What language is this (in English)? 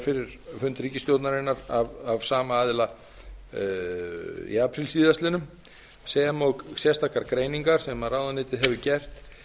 Icelandic